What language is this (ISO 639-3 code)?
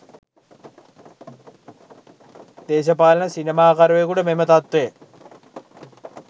sin